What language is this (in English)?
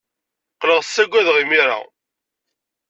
Kabyle